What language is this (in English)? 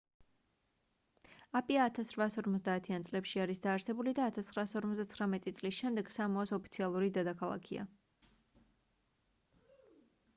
Georgian